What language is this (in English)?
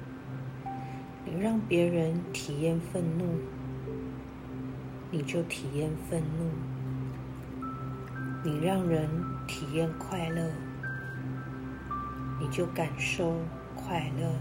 Chinese